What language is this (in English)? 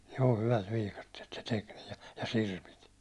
Finnish